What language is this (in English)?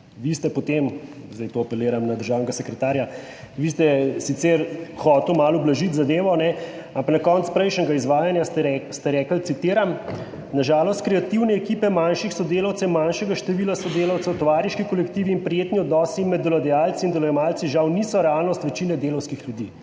Slovenian